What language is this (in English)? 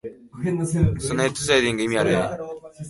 Japanese